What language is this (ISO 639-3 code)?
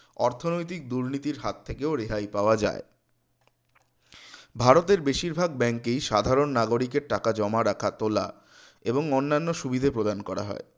ben